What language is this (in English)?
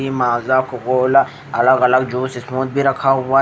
Hindi